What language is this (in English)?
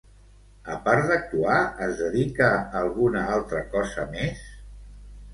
Catalan